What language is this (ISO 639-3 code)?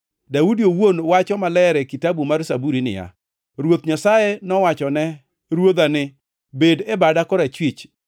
luo